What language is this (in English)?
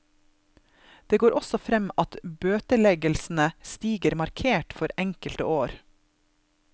Norwegian